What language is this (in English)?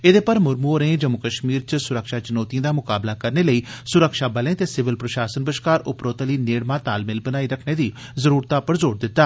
Dogri